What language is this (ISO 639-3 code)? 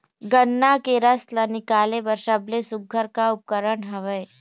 hne